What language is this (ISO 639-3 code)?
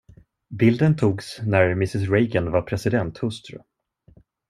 swe